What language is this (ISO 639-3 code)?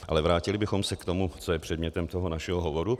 ces